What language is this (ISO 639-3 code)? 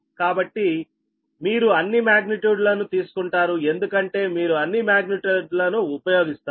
tel